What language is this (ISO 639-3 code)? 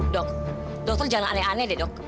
ind